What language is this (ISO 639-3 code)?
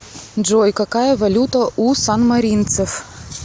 rus